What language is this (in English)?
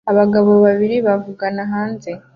Kinyarwanda